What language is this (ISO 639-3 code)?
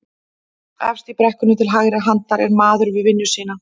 isl